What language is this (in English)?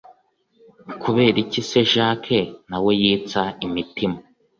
Kinyarwanda